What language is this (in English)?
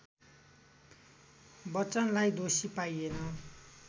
Nepali